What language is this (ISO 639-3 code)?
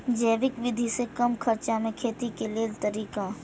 mai